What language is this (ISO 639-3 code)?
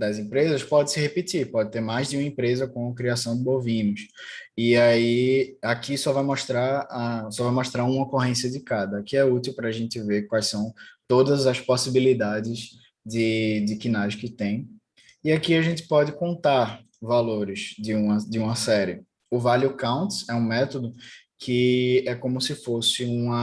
por